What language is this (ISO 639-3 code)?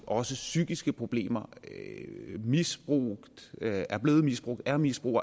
dan